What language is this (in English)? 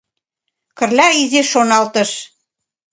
Mari